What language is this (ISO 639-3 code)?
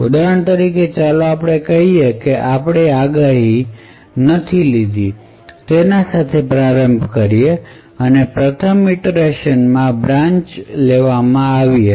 guj